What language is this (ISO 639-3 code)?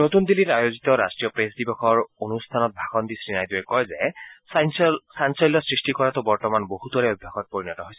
asm